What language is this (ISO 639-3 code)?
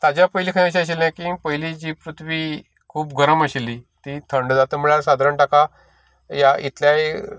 kok